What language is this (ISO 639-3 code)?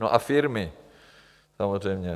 ces